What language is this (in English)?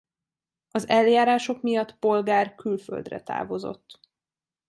Hungarian